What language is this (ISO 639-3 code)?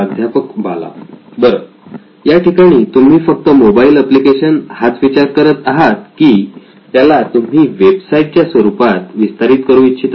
mar